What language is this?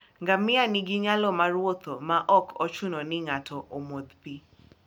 Luo (Kenya and Tanzania)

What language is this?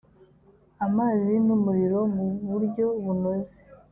Kinyarwanda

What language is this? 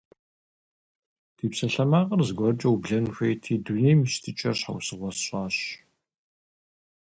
Kabardian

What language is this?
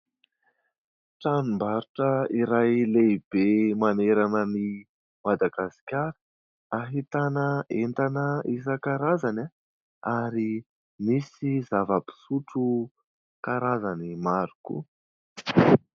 Malagasy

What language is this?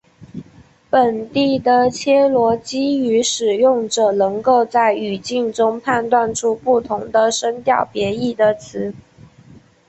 Chinese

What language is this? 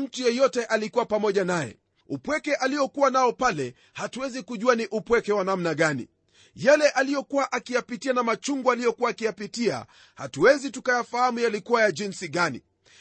Swahili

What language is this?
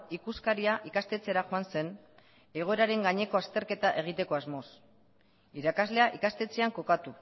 Basque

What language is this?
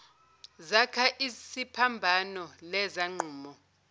Zulu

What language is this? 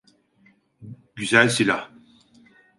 Turkish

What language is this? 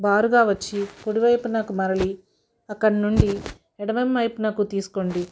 Telugu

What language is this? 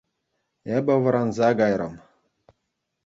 Chuvash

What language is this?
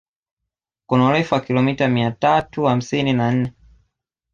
Swahili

